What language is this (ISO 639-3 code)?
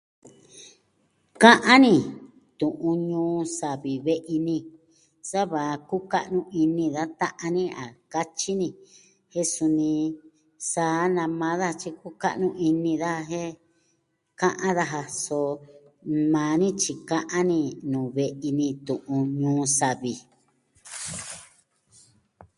meh